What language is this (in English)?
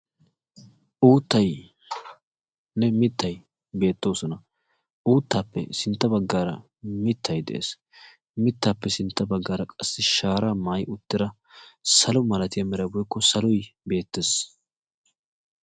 Wolaytta